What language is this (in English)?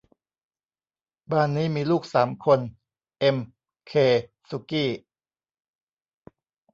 Thai